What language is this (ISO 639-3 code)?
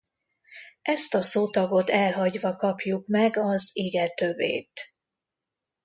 hun